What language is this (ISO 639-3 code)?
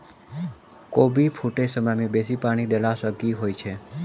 mai